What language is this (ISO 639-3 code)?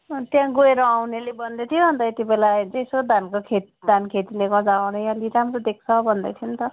nep